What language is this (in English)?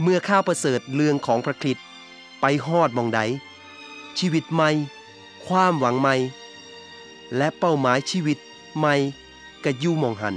Thai